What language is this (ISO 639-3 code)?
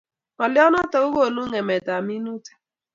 kln